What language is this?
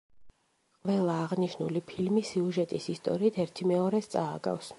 Georgian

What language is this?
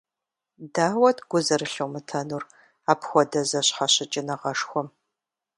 Kabardian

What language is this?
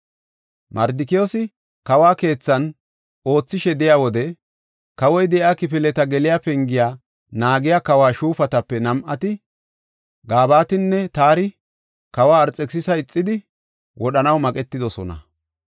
Gofa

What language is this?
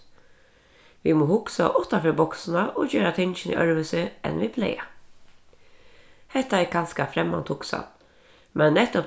Faroese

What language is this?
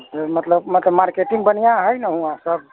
Maithili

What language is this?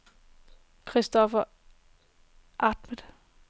Danish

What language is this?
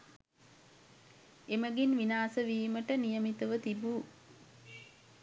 Sinhala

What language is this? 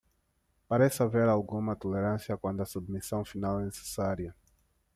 Portuguese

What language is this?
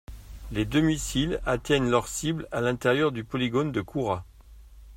French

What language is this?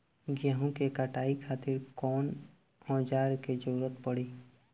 Bhojpuri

